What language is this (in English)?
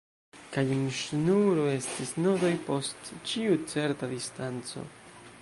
Esperanto